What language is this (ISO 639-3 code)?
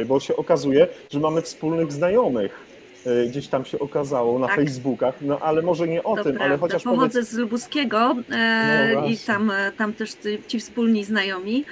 pol